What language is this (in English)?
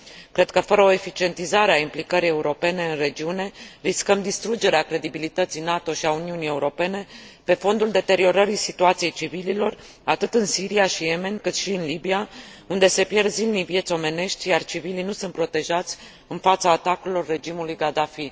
Romanian